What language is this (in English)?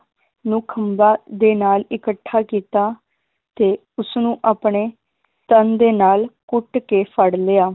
Punjabi